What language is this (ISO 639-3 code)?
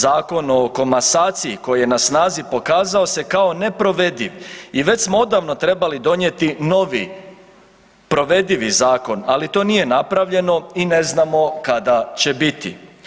hrv